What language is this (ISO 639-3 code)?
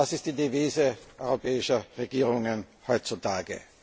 deu